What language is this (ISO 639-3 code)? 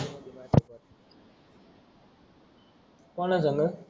mar